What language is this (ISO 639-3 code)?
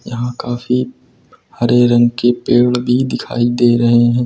hin